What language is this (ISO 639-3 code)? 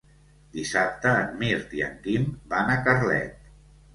cat